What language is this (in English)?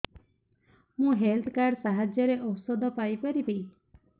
Odia